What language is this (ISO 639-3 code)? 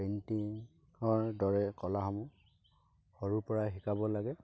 asm